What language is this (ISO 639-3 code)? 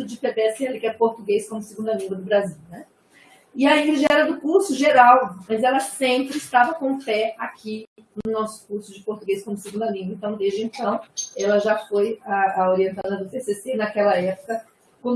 por